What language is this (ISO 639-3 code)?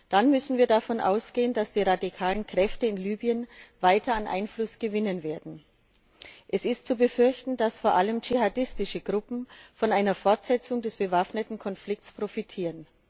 deu